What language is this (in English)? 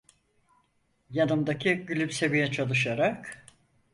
Turkish